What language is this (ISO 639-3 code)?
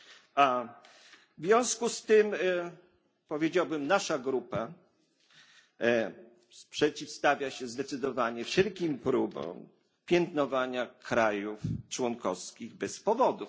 pol